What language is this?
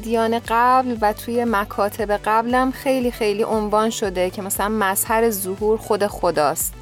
Persian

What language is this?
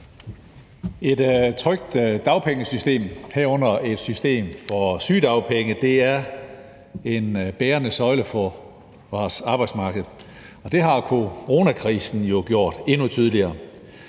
Danish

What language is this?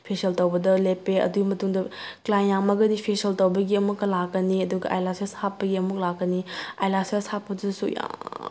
Manipuri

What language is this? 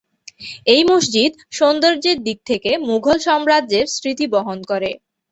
Bangla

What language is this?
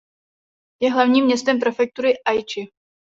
Czech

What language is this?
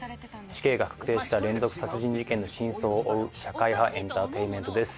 Japanese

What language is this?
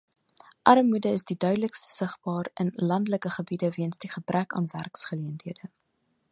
Afrikaans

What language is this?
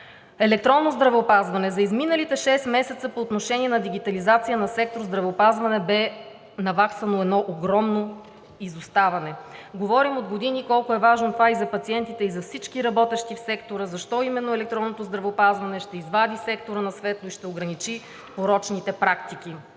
Bulgarian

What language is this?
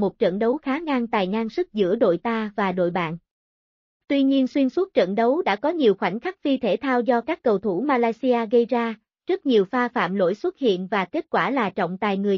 Vietnamese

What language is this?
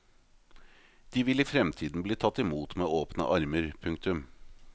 Norwegian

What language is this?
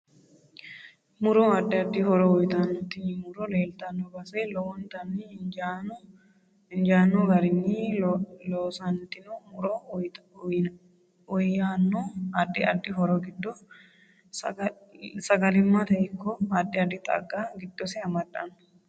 Sidamo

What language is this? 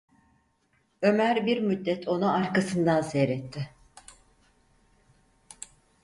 Turkish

